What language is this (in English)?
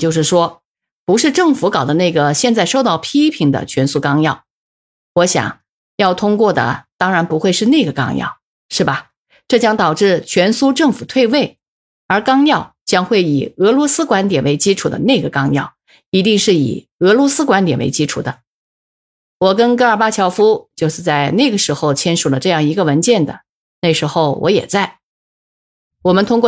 Chinese